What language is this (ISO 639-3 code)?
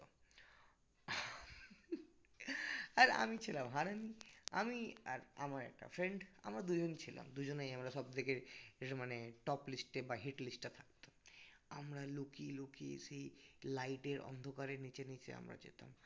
ben